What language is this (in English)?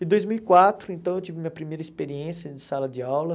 Portuguese